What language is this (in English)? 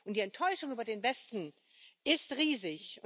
German